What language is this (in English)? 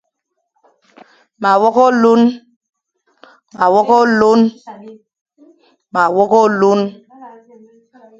Fang